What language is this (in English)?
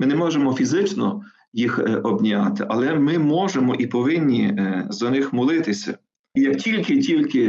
Ukrainian